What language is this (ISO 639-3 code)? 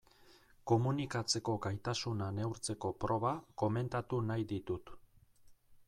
eus